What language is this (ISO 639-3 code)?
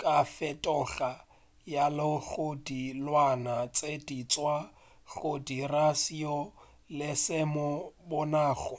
nso